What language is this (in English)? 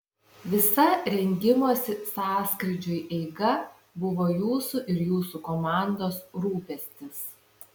Lithuanian